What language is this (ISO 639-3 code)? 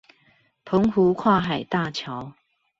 zho